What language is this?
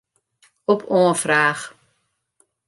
Western Frisian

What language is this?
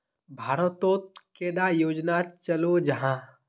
Magahi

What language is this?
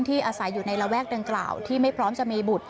Thai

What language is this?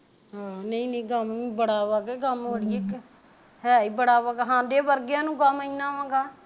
Punjabi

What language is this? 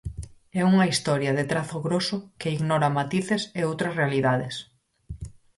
Galician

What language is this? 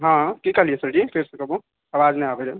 Maithili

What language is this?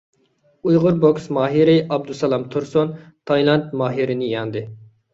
Uyghur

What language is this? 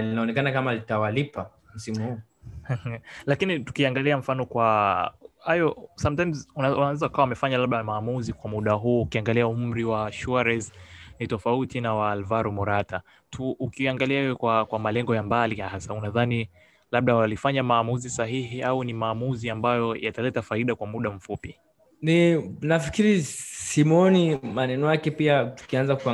Swahili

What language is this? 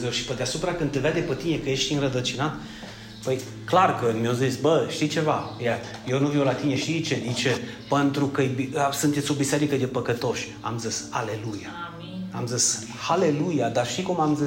Romanian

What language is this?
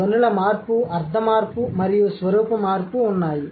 Telugu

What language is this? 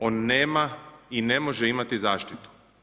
Croatian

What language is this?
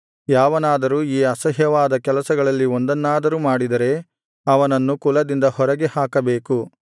Kannada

